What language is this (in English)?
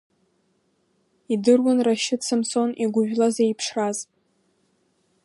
Abkhazian